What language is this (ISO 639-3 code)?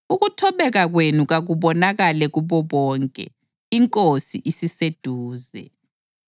nde